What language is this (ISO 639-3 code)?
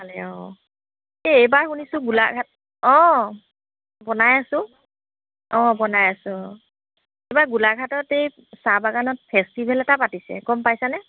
asm